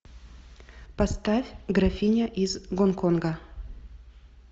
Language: Russian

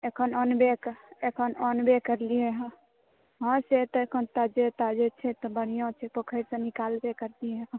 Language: Maithili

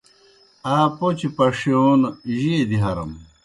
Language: Kohistani Shina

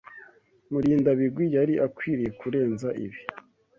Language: Kinyarwanda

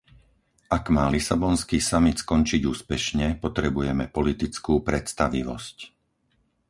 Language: Slovak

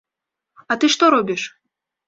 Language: Belarusian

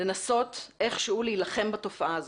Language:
Hebrew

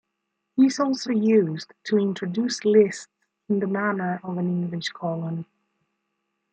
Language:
English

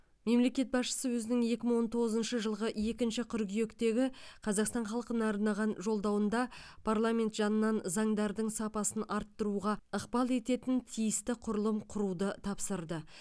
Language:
Kazakh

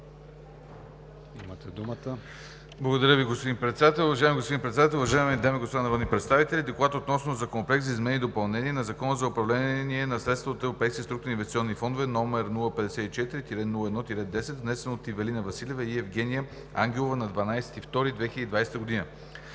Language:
Bulgarian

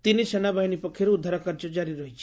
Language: Odia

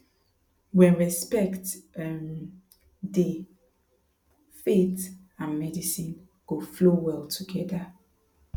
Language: Nigerian Pidgin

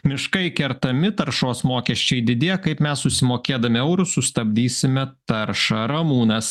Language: Lithuanian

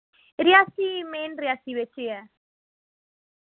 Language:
Dogri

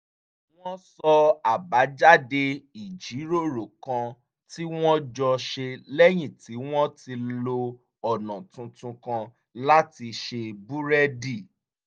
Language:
Yoruba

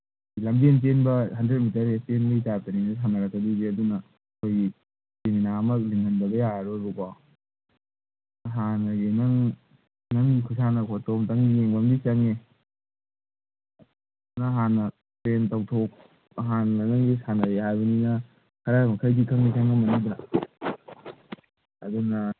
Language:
Manipuri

